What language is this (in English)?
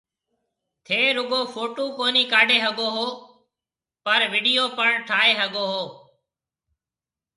Marwari (Pakistan)